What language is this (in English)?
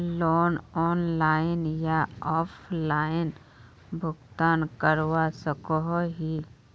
Magahi